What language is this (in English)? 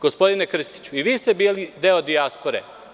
Serbian